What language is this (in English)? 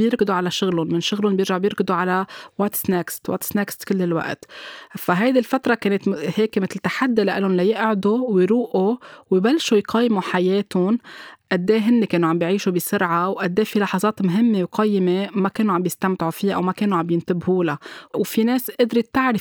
Arabic